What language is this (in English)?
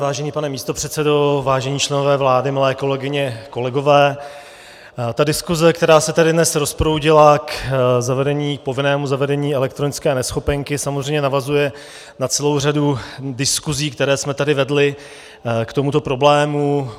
Czech